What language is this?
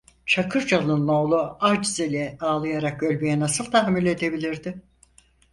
Turkish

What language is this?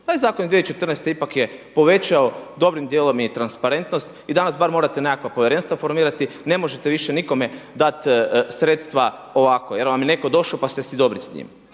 Croatian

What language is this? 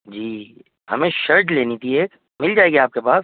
Urdu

